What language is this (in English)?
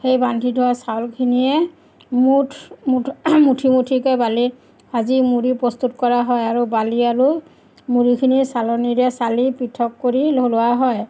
Assamese